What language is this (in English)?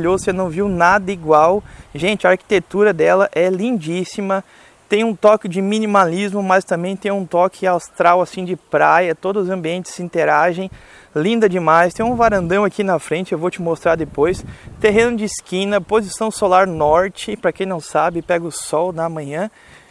Portuguese